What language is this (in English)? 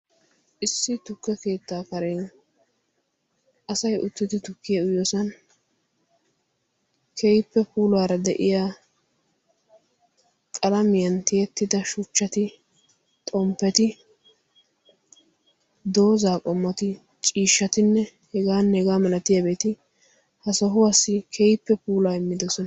Wolaytta